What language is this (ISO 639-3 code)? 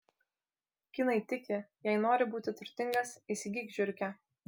lit